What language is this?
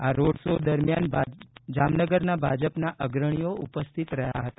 Gujarati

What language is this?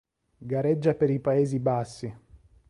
Italian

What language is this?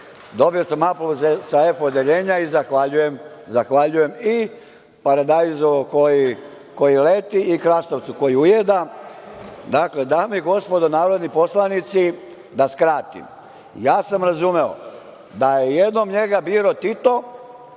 Serbian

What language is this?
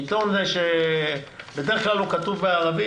Hebrew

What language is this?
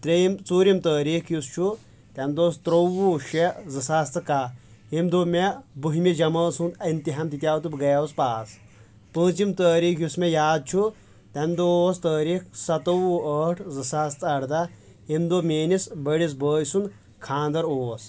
Kashmiri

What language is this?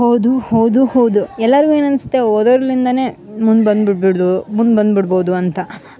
Kannada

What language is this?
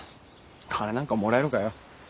Japanese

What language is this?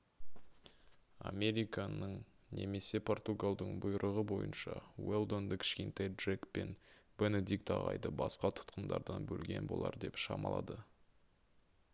Kazakh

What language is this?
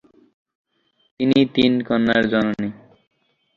Bangla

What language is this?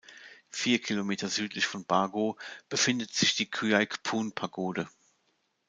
German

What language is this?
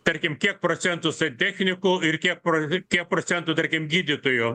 Lithuanian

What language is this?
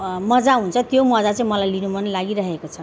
Nepali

